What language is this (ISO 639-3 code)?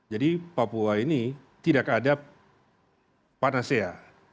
ind